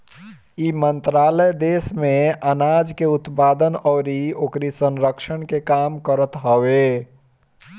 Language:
Bhojpuri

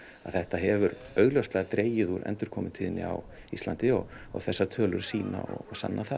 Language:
Icelandic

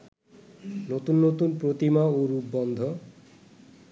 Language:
Bangla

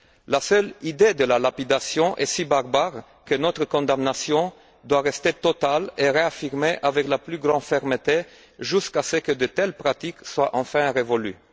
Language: French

